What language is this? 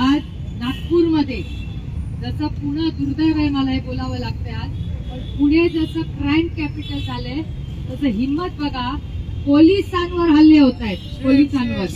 Marathi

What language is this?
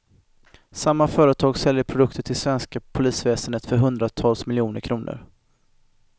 Swedish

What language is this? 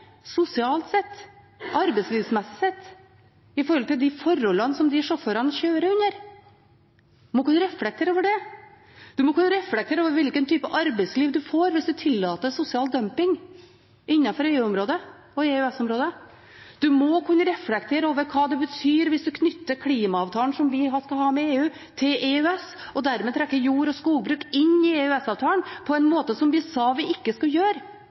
Norwegian Bokmål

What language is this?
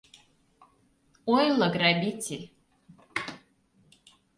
Mari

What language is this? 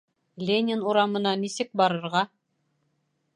Bashkir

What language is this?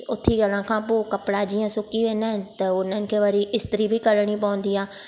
Sindhi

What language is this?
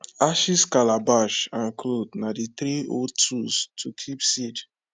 Nigerian Pidgin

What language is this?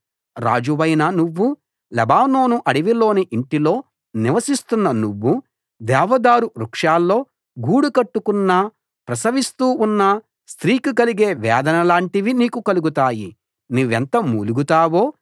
Telugu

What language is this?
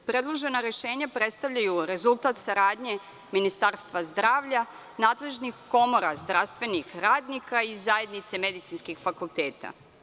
Serbian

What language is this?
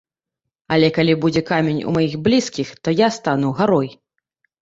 Belarusian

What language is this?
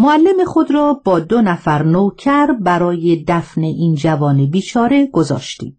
Persian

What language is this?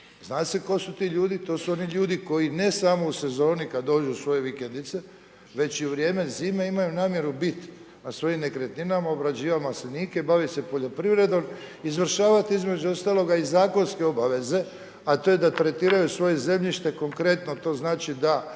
Croatian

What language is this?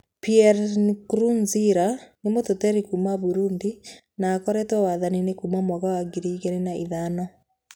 Kikuyu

